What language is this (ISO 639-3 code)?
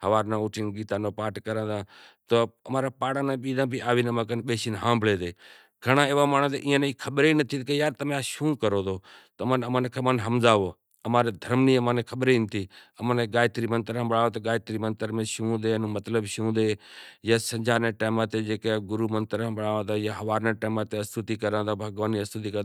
gjk